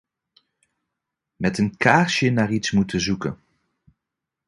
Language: Dutch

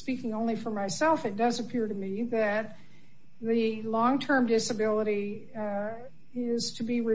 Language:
English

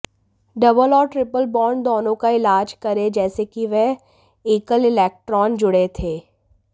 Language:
Hindi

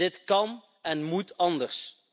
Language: Dutch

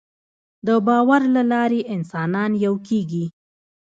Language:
Pashto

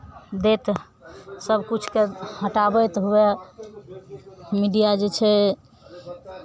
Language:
Maithili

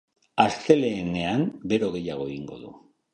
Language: Basque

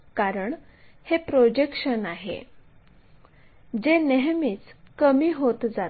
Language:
Marathi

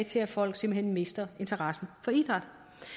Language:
Danish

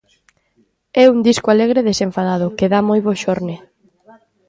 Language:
Galician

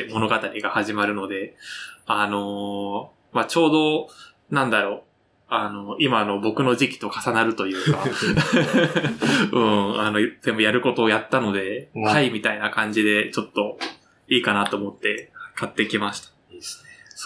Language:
Japanese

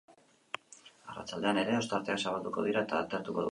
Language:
Basque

